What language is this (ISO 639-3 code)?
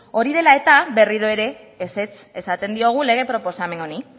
eus